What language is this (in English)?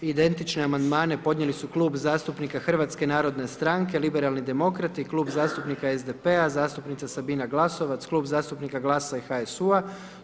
Croatian